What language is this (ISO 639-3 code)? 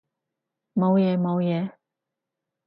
yue